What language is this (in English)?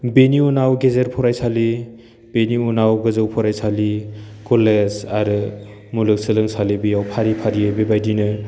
Bodo